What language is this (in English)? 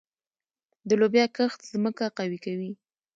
Pashto